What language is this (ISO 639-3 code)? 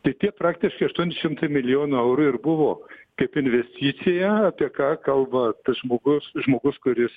lit